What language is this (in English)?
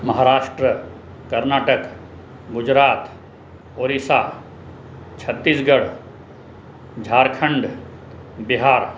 Sindhi